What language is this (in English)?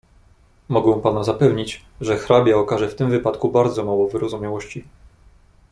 Polish